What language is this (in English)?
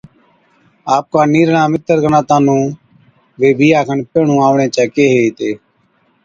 Od